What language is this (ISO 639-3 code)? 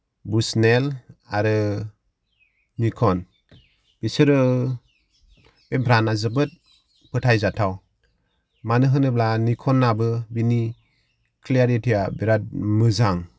brx